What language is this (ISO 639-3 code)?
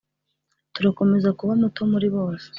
kin